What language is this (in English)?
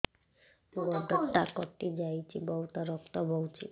Odia